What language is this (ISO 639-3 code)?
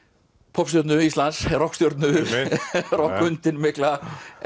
isl